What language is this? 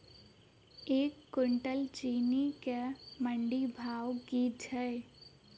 Maithili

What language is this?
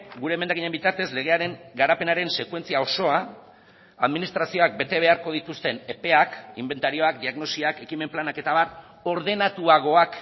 Basque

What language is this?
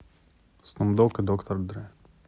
Russian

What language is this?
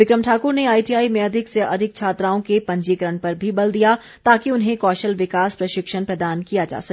Hindi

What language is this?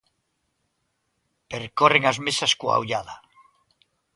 Galician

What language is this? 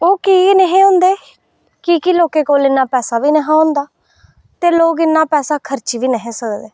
Dogri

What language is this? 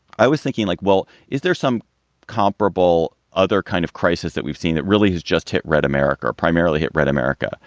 English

